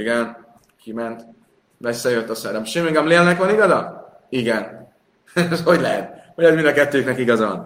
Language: Hungarian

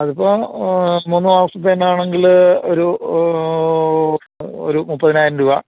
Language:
Malayalam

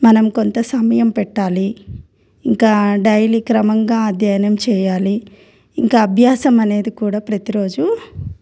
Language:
Telugu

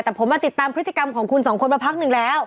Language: Thai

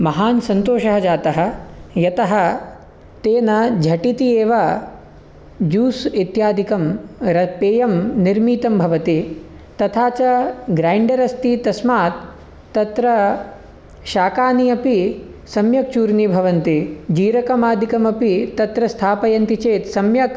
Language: Sanskrit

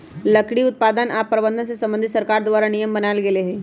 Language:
Magahi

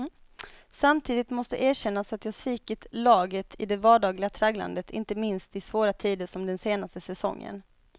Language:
Swedish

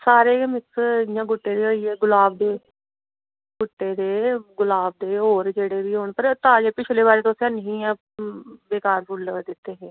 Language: Dogri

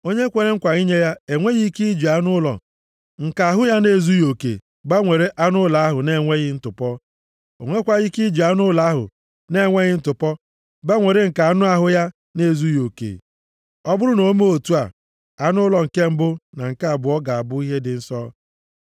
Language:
Igbo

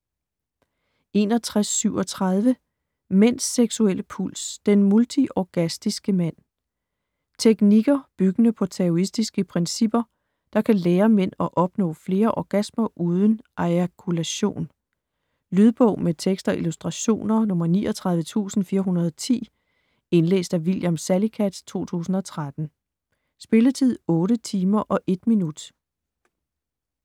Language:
Danish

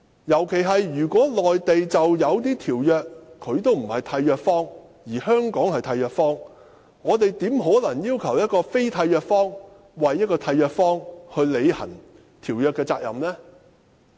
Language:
Cantonese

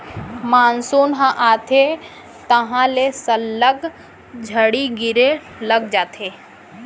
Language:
Chhattisgarhi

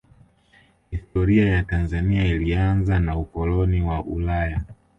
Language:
Swahili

